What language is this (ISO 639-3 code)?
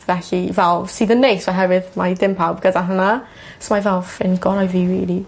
cym